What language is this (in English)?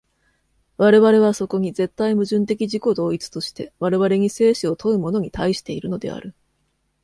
Japanese